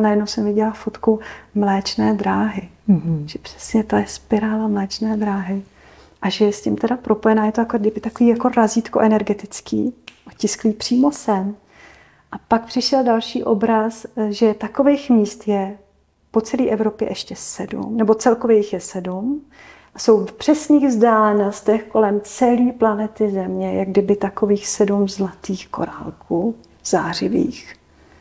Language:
Czech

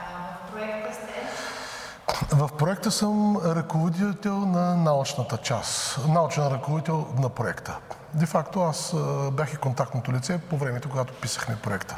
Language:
Bulgarian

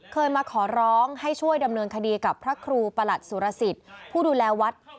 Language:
Thai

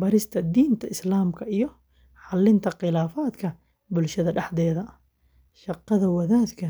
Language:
Somali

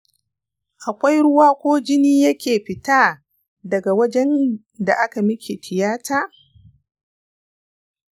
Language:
Hausa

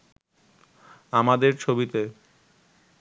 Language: Bangla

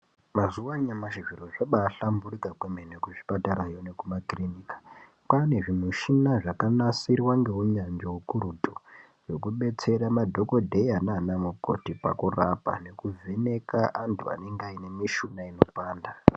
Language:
Ndau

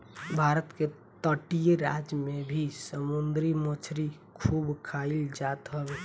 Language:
Bhojpuri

